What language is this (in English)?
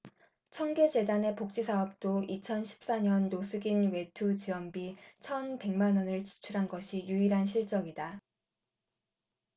Korean